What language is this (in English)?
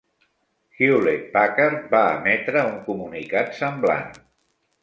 Catalan